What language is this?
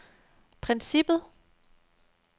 Danish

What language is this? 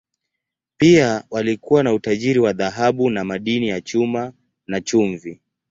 Swahili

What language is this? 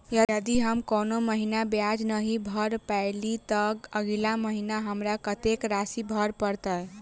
Maithili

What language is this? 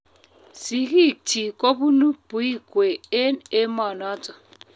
Kalenjin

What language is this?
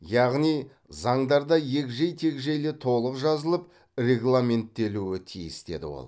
Kazakh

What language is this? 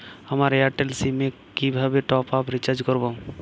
Bangla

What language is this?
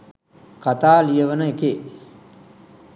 Sinhala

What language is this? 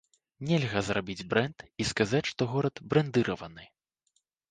Belarusian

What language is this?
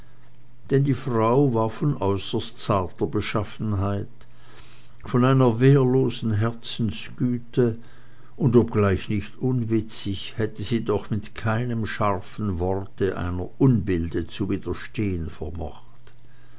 German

